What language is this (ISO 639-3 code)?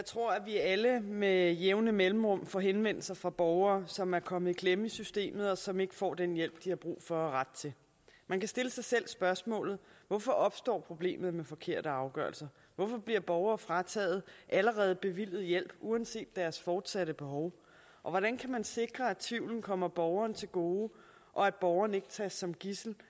dan